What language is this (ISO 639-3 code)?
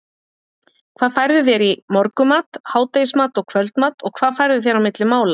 isl